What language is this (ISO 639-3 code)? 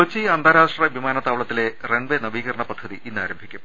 mal